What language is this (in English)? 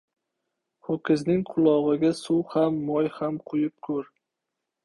Uzbek